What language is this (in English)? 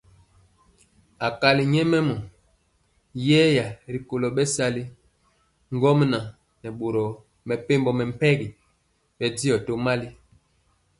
Mpiemo